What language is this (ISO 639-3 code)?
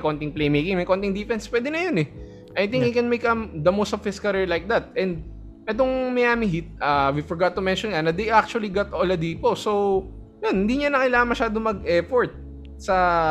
fil